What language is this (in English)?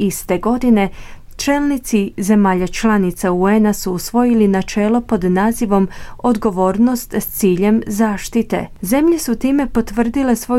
Croatian